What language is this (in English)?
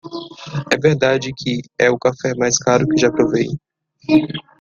Portuguese